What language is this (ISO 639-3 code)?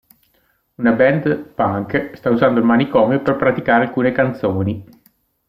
ita